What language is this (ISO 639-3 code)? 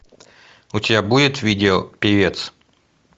rus